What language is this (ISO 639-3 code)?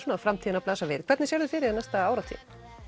isl